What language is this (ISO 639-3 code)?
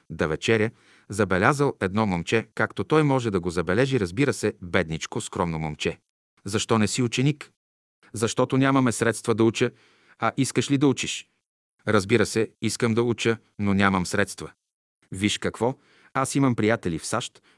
bul